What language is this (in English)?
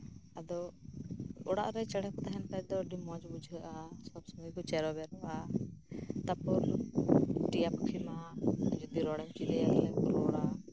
Santali